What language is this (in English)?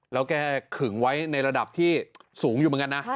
Thai